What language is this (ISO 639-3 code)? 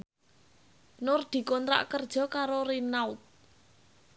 jav